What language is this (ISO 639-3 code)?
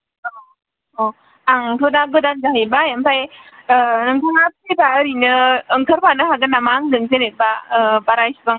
brx